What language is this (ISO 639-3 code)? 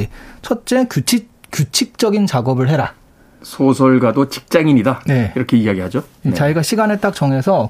kor